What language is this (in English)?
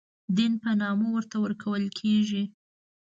Pashto